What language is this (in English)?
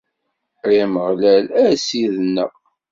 Kabyle